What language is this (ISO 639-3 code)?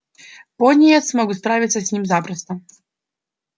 rus